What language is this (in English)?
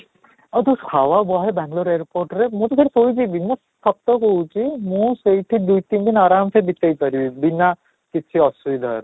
Odia